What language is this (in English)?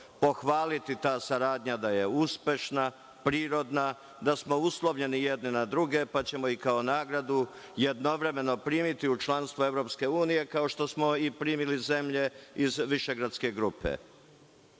Serbian